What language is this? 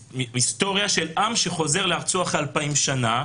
Hebrew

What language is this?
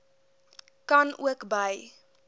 Afrikaans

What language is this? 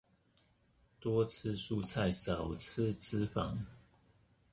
Chinese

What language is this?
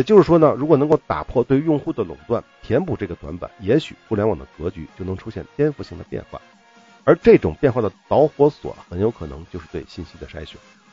Chinese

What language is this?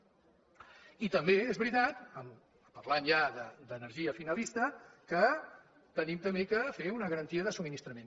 Catalan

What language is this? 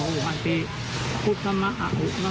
Thai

